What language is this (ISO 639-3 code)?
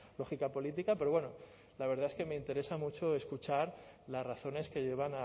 spa